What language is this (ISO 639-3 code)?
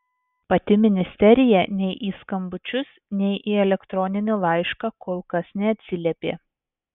lit